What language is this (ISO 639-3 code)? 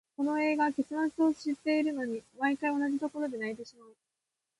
jpn